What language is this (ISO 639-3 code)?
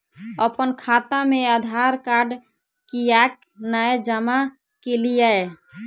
mai